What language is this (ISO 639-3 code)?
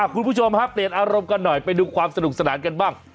tha